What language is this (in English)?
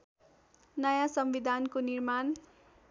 Nepali